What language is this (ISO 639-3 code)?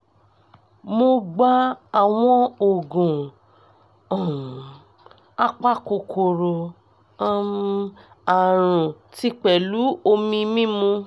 yor